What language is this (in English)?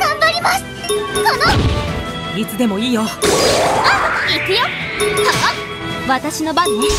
Japanese